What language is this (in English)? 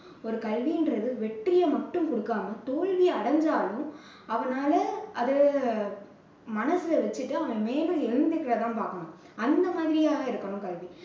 Tamil